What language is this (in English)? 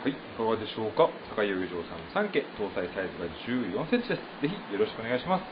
Japanese